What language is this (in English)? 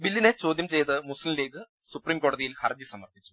Malayalam